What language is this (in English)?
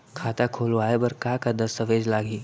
Chhattisgarhi